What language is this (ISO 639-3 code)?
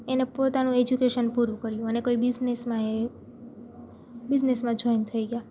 guj